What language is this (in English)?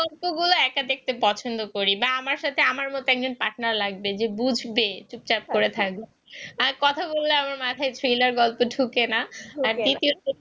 Bangla